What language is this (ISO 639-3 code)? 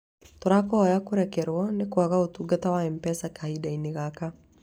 kik